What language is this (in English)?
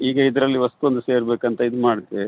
Kannada